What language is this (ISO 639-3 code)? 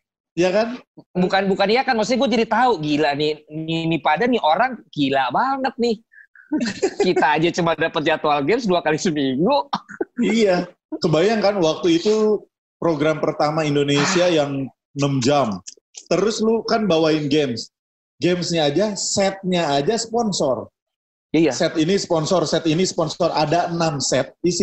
ind